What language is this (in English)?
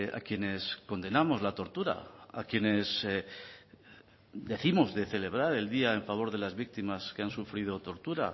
Spanish